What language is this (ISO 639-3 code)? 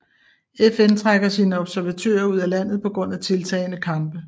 dan